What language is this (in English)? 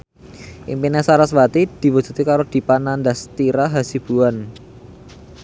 Javanese